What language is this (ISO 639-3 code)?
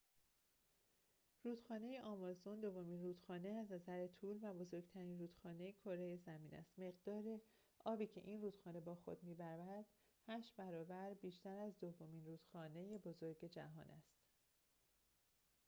fas